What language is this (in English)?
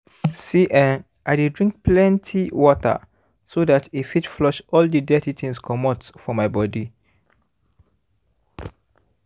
Nigerian Pidgin